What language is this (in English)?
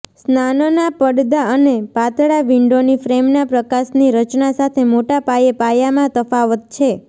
Gujarati